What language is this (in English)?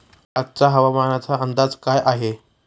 Marathi